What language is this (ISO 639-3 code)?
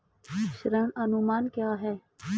hin